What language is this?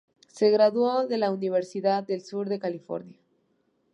Spanish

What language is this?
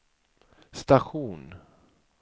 Swedish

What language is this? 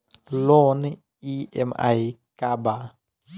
Bhojpuri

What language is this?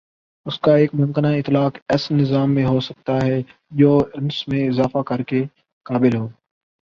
Urdu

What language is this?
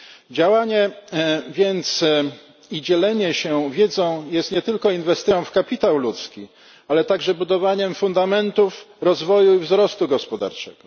Polish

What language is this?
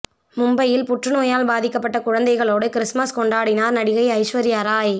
Tamil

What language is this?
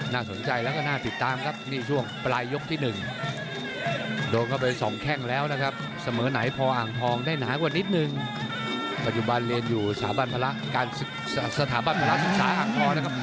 Thai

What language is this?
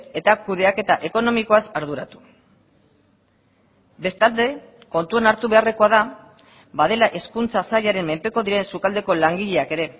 Basque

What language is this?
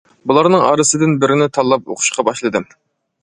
Uyghur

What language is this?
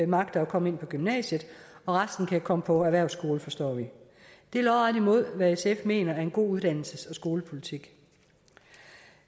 Danish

